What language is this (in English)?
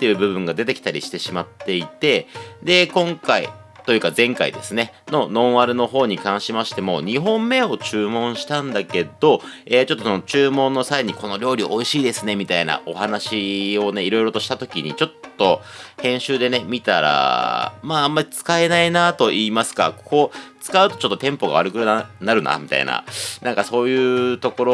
Japanese